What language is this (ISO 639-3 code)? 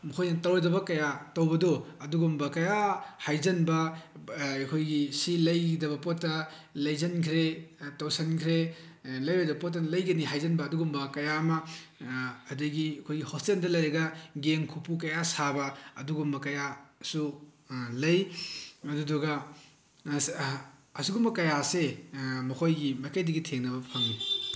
mni